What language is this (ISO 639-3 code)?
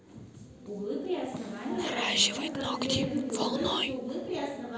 rus